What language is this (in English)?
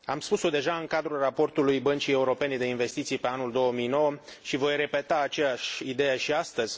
Romanian